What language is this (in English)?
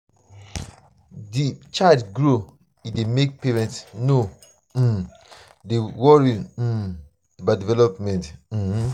Nigerian Pidgin